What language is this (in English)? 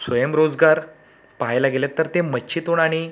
Marathi